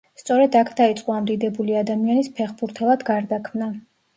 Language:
Georgian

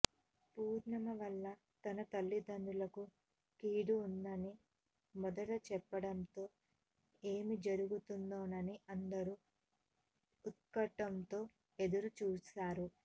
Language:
Telugu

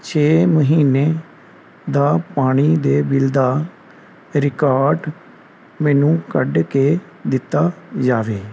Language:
Punjabi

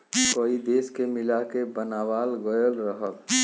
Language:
Bhojpuri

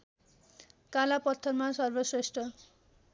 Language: Nepali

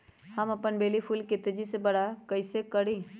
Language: Magahi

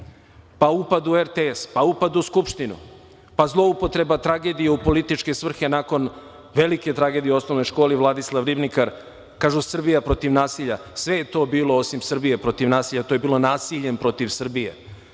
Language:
Serbian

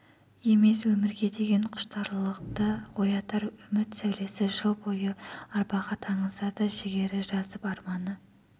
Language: Kazakh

